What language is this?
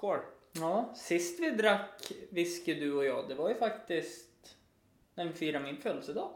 Swedish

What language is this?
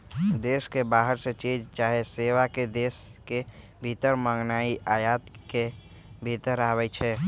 Magahi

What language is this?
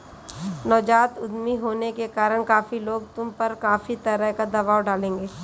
Hindi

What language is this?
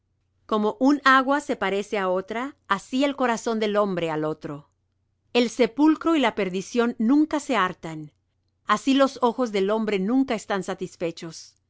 Spanish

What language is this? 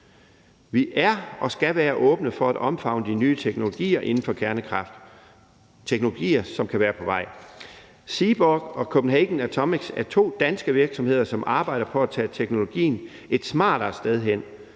Danish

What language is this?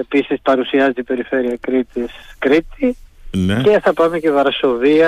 Greek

